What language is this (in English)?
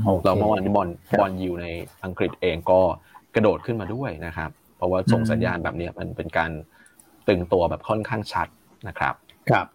Thai